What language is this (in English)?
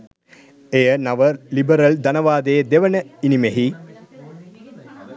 Sinhala